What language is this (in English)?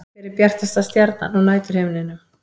Icelandic